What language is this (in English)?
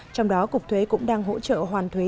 Vietnamese